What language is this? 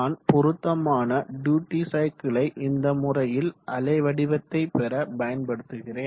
Tamil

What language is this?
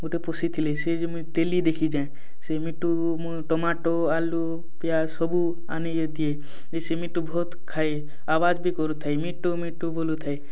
Odia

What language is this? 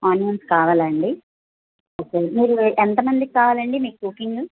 Telugu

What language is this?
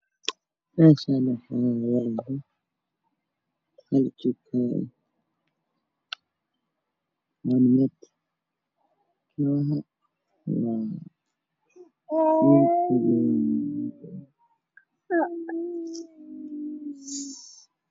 Somali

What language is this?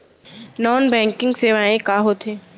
Chhattisgarhi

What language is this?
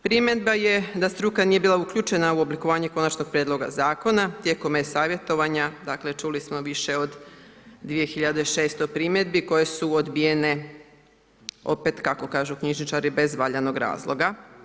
Croatian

